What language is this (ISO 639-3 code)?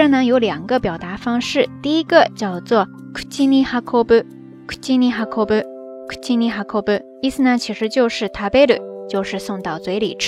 zho